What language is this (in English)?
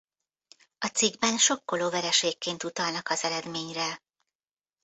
Hungarian